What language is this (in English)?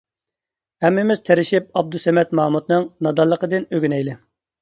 Uyghur